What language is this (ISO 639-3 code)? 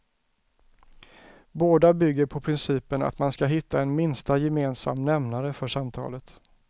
swe